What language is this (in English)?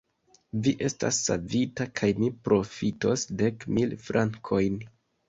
Esperanto